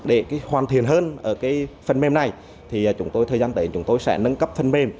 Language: Vietnamese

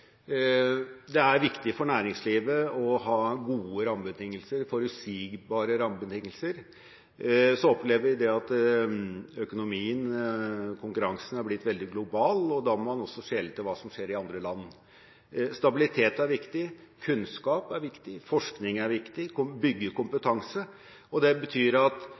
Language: Norwegian Bokmål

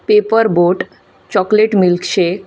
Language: Konkani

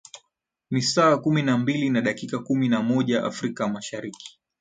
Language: Swahili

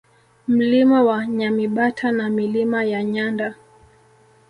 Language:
Swahili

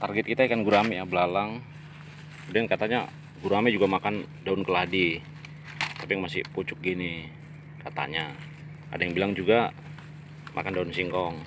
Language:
Indonesian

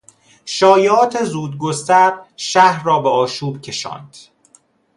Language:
Persian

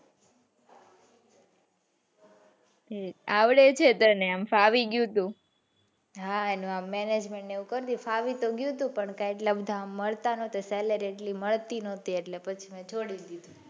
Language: Gujarati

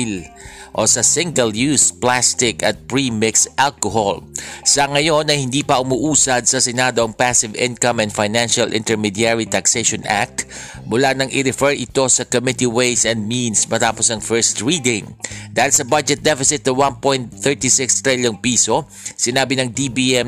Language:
Filipino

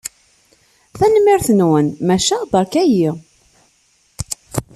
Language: Kabyle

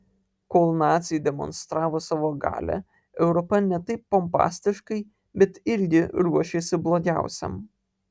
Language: Lithuanian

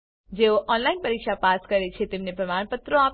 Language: Gujarati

